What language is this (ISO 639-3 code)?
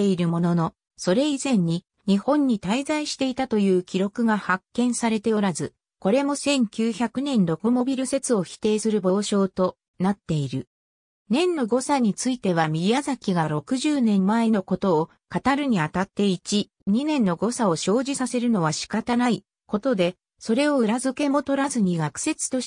jpn